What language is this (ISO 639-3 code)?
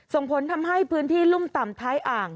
tha